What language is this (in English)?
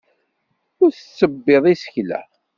Kabyle